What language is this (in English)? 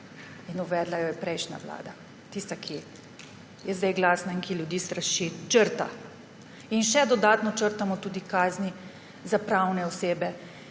Slovenian